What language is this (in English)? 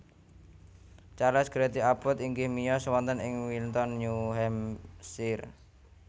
Javanese